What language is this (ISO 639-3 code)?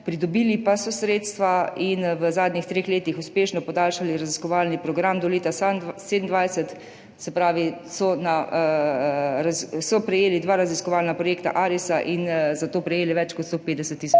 slv